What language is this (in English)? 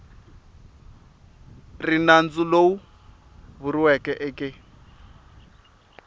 Tsonga